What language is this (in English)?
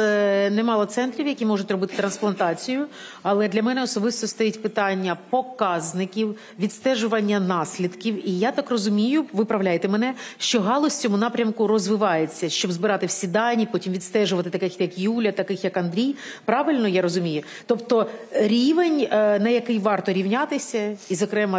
Ukrainian